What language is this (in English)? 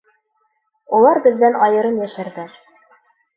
Bashkir